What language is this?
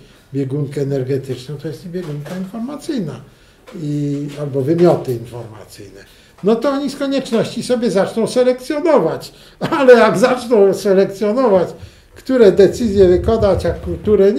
Polish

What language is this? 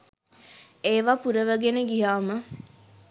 Sinhala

